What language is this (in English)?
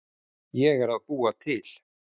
Icelandic